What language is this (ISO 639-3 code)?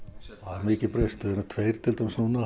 isl